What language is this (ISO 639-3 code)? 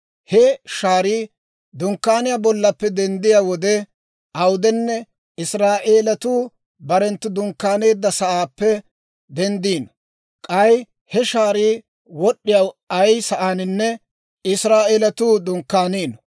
dwr